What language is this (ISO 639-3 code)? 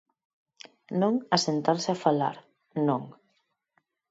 glg